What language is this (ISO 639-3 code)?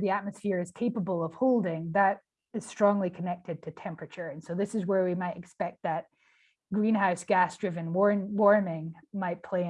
eng